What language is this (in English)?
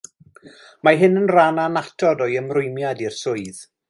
Welsh